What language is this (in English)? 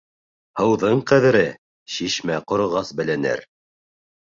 Bashkir